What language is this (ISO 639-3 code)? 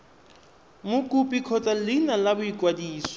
tsn